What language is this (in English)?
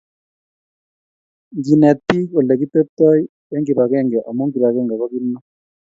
Kalenjin